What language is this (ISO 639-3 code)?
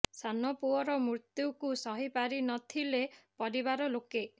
ori